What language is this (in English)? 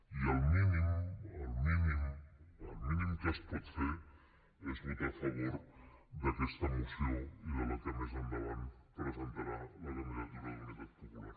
Catalan